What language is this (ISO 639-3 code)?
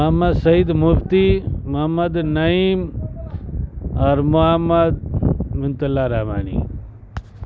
urd